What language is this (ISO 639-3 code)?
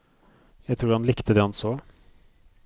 nor